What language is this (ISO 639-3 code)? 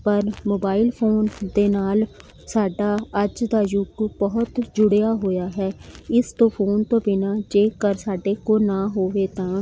pan